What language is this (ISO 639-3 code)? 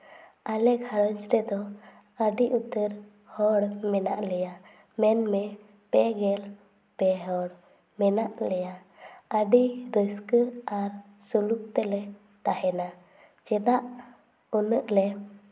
sat